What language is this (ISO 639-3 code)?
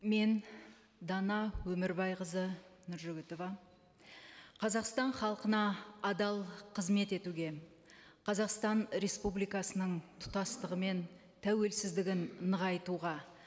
kaz